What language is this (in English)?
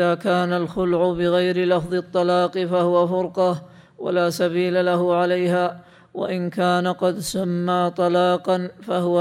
Arabic